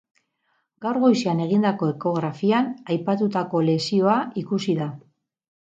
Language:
Basque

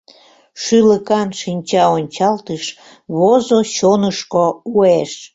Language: Mari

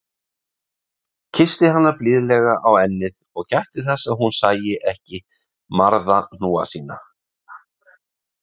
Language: Icelandic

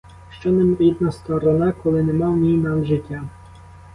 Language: Ukrainian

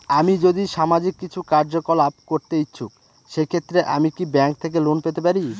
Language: Bangla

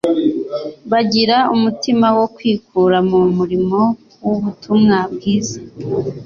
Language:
Kinyarwanda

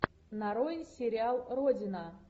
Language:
Russian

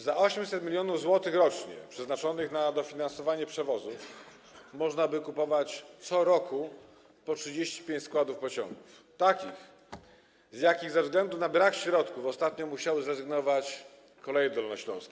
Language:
Polish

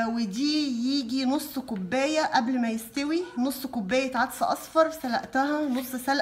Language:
Arabic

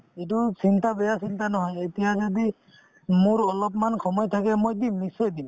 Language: Assamese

